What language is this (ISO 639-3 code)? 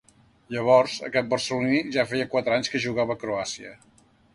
cat